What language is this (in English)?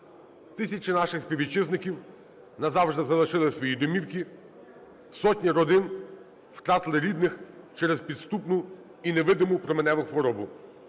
Ukrainian